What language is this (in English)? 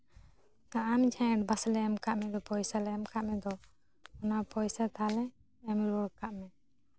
Santali